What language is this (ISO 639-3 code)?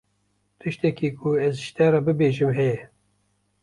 kur